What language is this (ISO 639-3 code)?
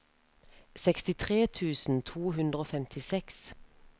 nor